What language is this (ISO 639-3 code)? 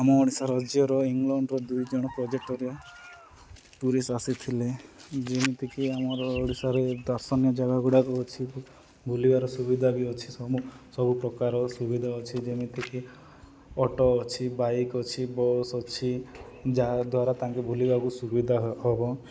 ori